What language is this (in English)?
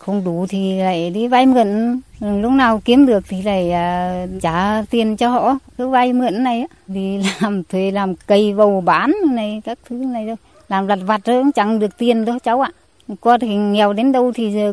Vietnamese